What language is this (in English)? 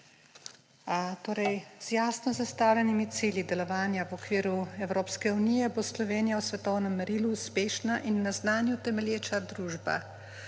Slovenian